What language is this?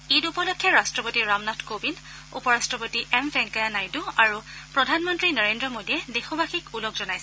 Assamese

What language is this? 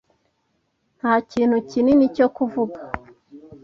Kinyarwanda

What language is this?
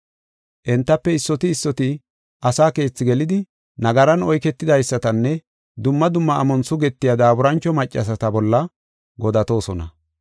Gofa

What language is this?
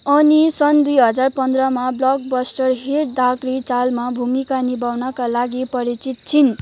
Nepali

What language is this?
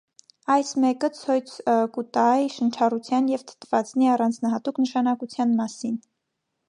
Armenian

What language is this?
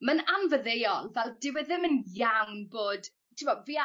Welsh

